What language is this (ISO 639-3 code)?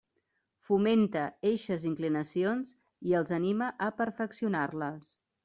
cat